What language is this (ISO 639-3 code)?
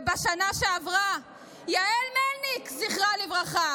heb